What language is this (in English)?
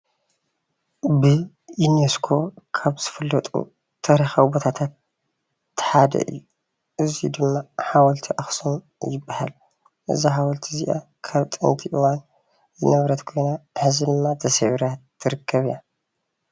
Tigrinya